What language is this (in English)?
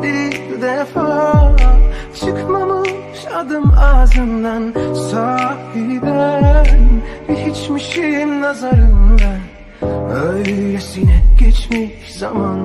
Turkish